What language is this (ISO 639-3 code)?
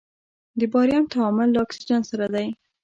pus